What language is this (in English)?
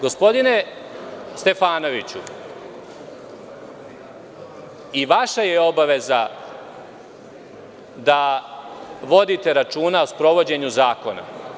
Serbian